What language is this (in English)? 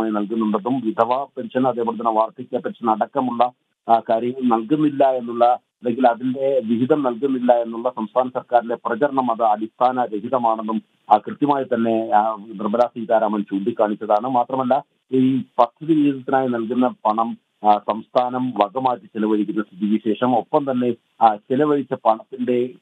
Malayalam